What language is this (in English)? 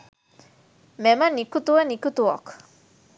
Sinhala